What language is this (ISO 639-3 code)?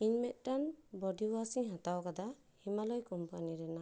sat